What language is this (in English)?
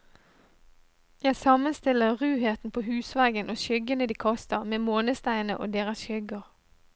Norwegian